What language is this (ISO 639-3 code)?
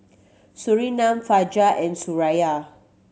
eng